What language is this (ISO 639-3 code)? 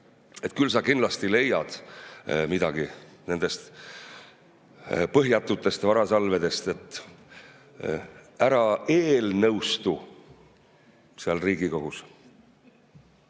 est